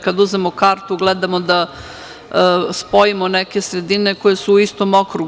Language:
Serbian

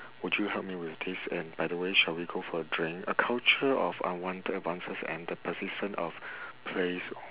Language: English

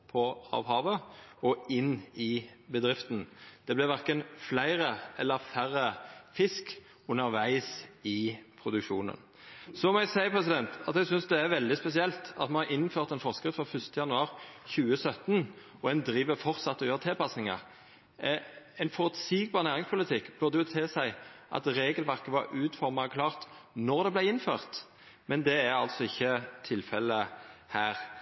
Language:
Norwegian Nynorsk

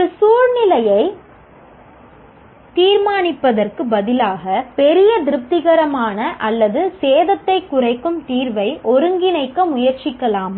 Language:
Tamil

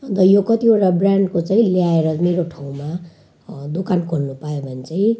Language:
Nepali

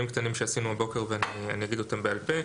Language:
Hebrew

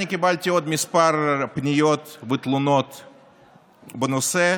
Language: Hebrew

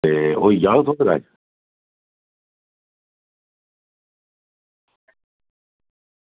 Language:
Dogri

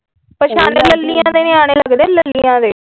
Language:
Punjabi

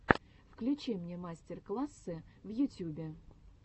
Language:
Russian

